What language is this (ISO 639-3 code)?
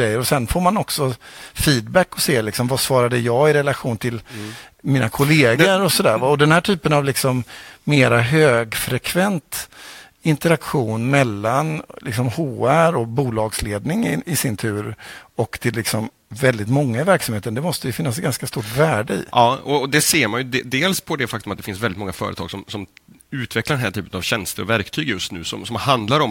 swe